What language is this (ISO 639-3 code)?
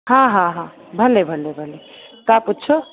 snd